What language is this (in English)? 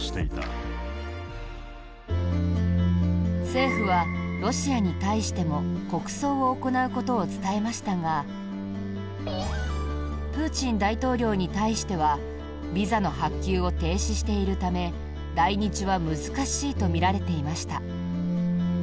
Japanese